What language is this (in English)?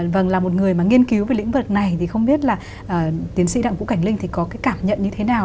Vietnamese